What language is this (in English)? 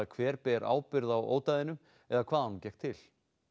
Icelandic